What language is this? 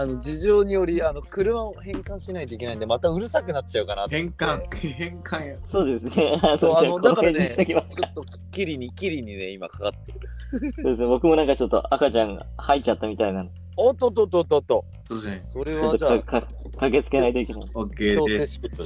Japanese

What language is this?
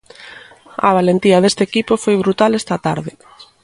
Galician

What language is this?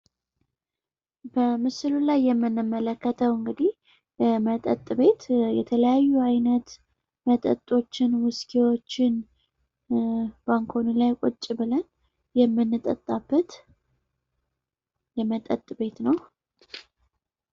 Amharic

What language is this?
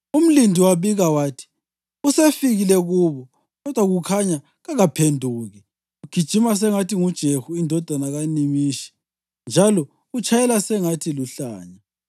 North Ndebele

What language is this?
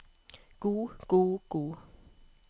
Norwegian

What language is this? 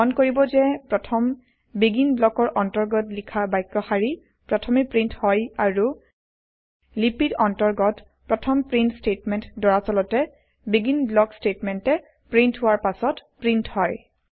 Assamese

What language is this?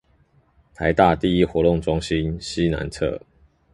Chinese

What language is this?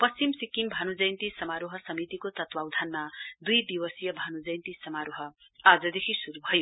Nepali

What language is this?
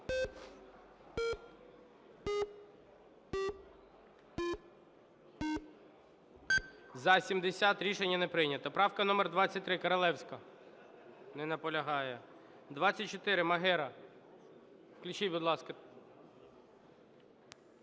Ukrainian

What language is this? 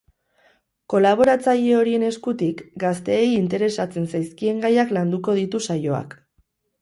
Basque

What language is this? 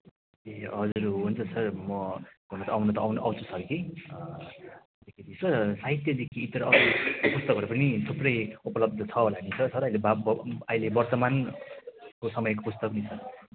Nepali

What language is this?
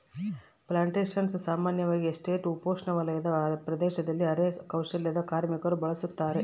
Kannada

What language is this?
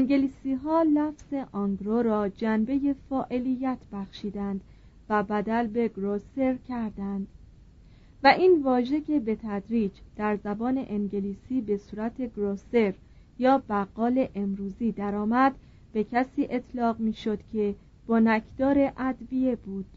Persian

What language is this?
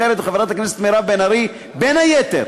Hebrew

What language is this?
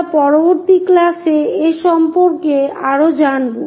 Bangla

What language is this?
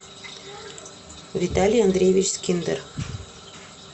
Russian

